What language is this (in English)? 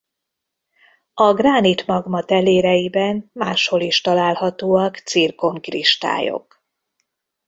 Hungarian